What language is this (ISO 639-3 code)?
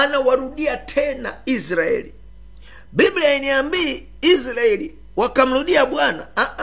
swa